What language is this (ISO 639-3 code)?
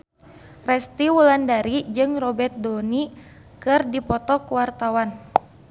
sun